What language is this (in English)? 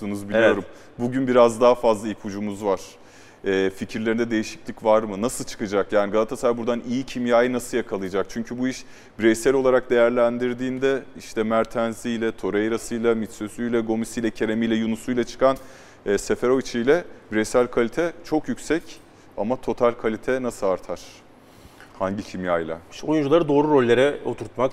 Turkish